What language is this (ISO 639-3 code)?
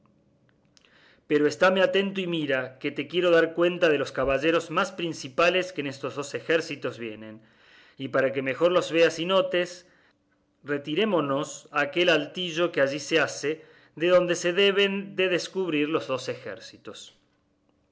spa